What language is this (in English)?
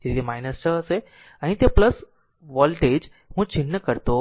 Gujarati